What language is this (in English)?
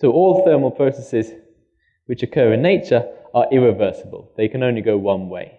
English